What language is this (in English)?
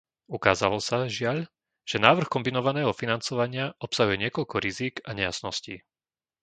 Slovak